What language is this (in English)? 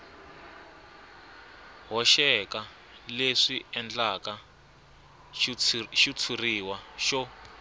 Tsonga